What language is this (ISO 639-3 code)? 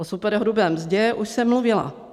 ces